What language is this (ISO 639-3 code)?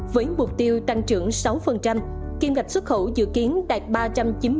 vie